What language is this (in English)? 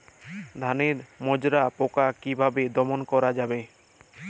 Bangla